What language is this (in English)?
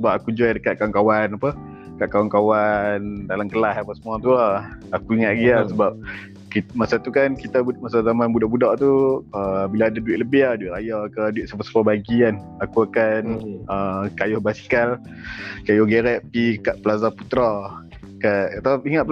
Malay